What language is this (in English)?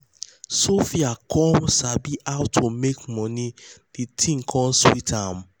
Nigerian Pidgin